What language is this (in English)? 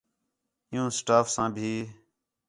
Khetrani